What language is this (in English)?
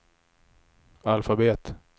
Swedish